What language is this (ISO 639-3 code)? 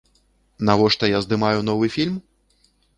bel